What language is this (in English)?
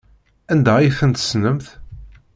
Kabyle